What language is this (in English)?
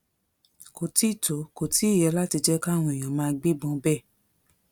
Yoruba